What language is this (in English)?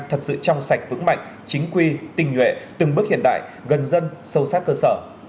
Vietnamese